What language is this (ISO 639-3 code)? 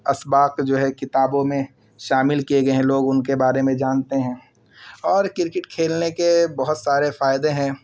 urd